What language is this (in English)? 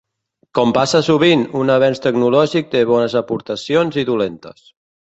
Catalan